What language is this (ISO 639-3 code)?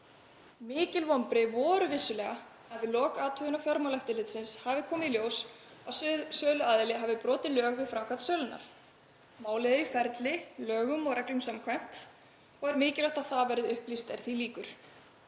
isl